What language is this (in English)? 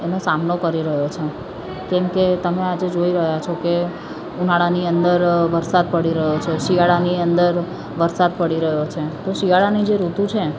Gujarati